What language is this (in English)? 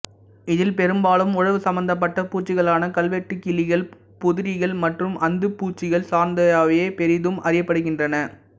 Tamil